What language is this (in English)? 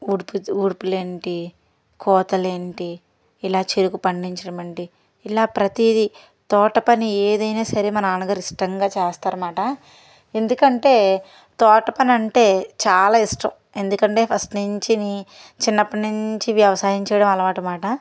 Telugu